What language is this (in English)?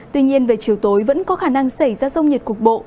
Vietnamese